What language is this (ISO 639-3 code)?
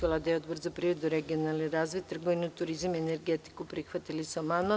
srp